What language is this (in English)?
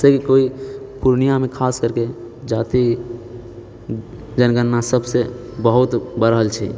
Maithili